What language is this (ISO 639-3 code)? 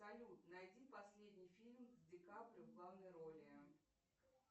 rus